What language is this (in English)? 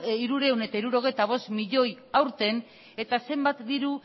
Basque